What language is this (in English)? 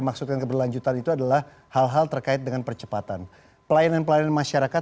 Indonesian